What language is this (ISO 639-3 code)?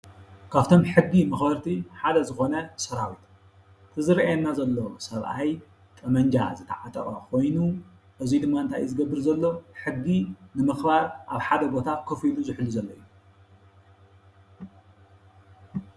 tir